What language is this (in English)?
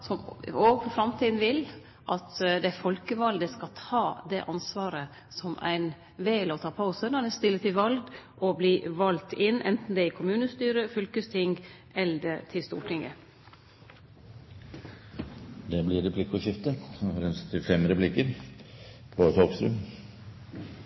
Norwegian